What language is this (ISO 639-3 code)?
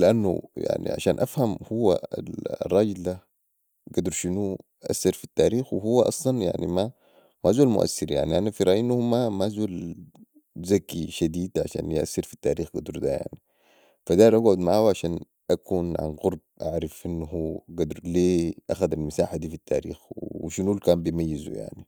apd